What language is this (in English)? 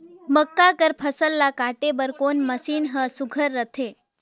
Chhattisgarhi